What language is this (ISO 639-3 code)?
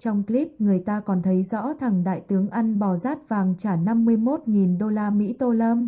vie